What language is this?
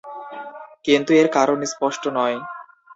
Bangla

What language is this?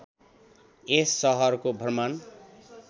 Nepali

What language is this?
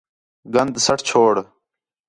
Khetrani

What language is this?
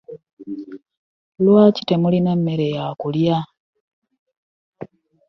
Ganda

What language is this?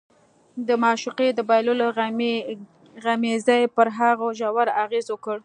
Pashto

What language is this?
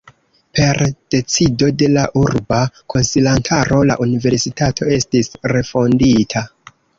Esperanto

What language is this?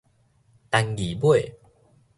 Min Nan Chinese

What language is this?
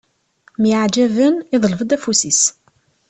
Kabyle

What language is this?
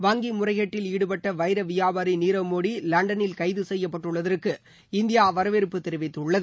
Tamil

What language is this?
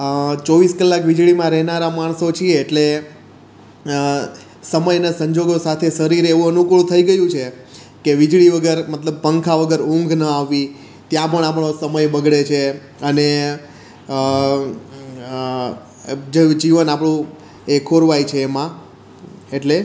Gujarati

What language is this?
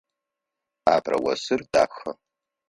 Adyghe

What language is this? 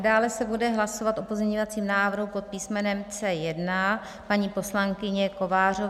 Czech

